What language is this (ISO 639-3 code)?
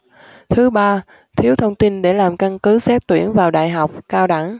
vie